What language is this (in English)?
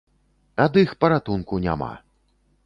Belarusian